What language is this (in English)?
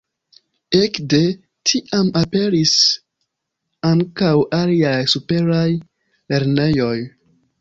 Esperanto